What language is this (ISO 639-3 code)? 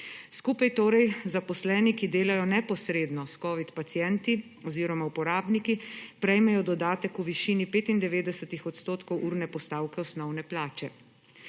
slv